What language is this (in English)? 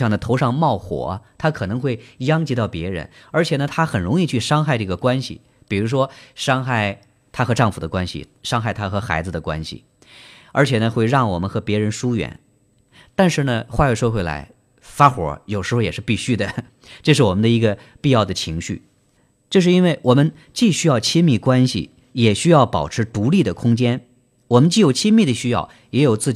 Chinese